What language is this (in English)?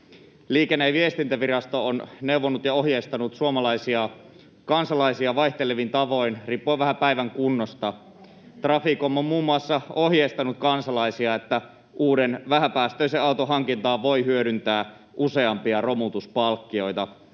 Finnish